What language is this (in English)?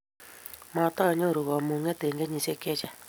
Kalenjin